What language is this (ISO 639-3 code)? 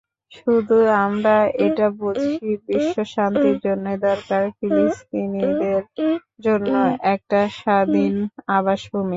ben